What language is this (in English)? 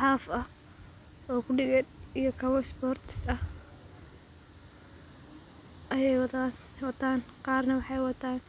Somali